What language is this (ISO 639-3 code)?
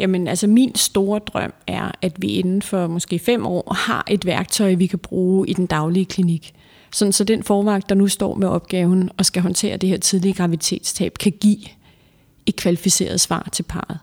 dan